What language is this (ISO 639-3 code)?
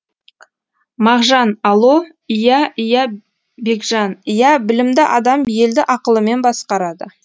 kaz